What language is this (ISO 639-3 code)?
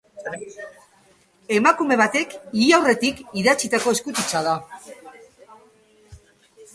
eus